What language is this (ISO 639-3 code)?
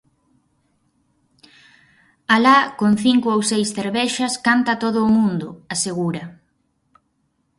glg